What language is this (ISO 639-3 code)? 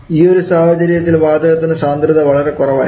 mal